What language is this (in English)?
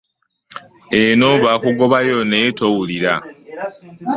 Ganda